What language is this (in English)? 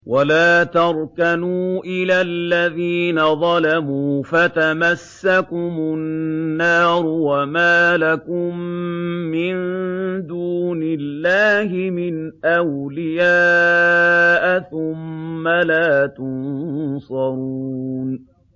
Arabic